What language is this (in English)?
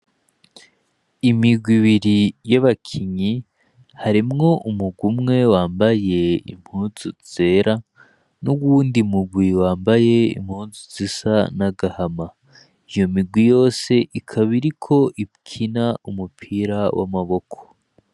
Rundi